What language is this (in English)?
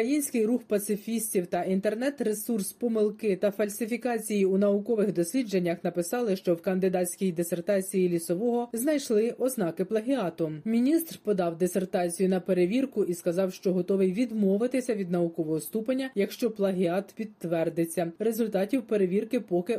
Ukrainian